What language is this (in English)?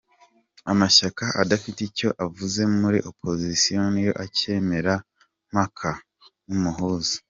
Kinyarwanda